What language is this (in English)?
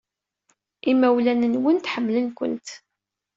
Kabyle